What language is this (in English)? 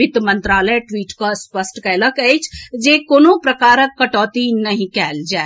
Maithili